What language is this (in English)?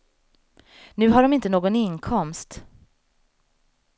Swedish